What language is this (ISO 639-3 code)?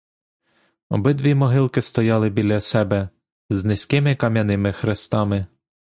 ukr